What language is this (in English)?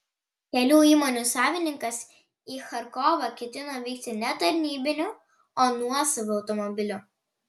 Lithuanian